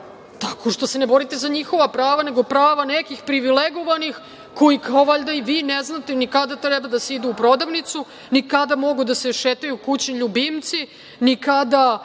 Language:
Serbian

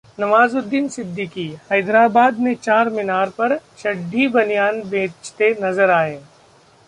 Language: Hindi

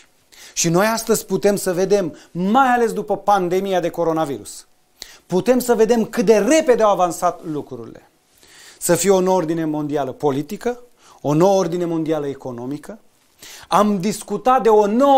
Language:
Romanian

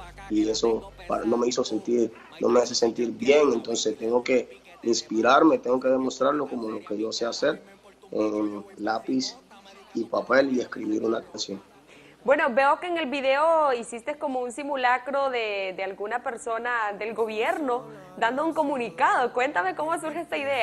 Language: Spanish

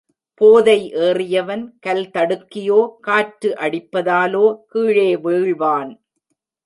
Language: Tamil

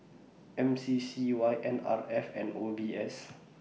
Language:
English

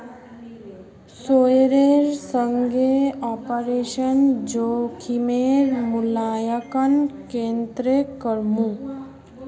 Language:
Magahi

